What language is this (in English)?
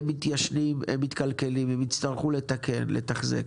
Hebrew